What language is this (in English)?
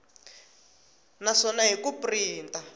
Tsonga